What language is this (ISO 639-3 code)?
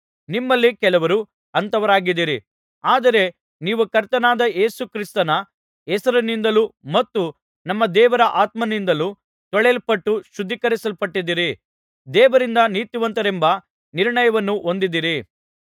kan